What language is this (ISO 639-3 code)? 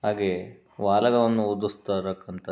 kan